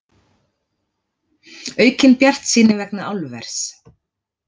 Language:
Icelandic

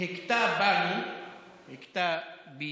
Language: Hebrew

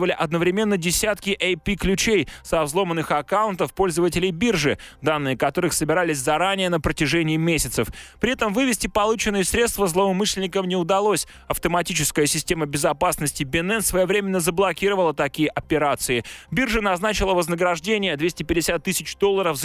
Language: Russian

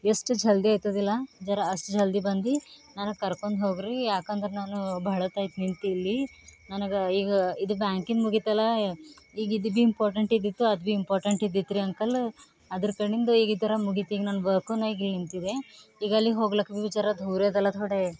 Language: Kannada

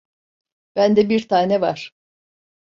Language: Turkish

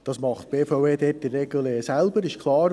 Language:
Swiss German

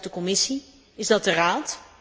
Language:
Dutch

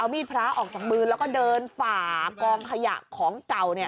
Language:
Thai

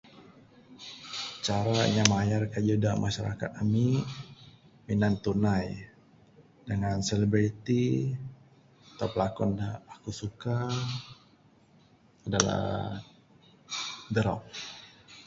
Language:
Bukar-Sadung Bidayuh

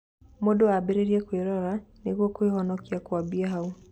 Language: Kikuyu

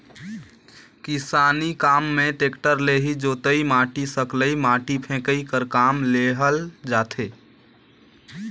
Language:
Chhattisgarhi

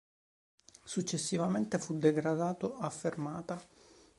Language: Italian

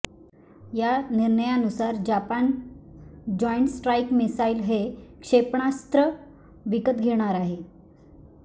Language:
Marathi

